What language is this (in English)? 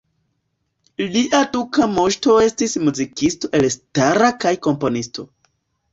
Esperanto